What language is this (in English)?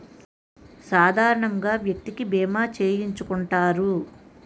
Telugu